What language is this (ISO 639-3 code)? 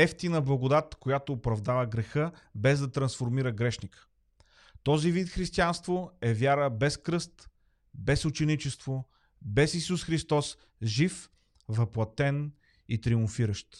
bul